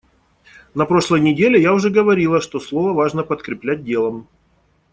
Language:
Russian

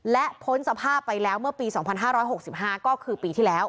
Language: Thai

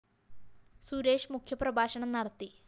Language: Malayalam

